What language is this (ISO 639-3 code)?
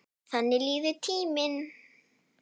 isl